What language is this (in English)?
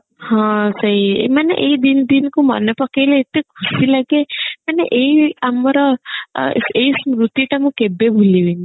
Odia